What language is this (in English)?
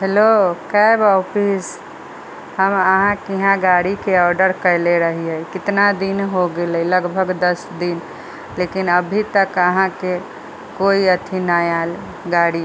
Maithili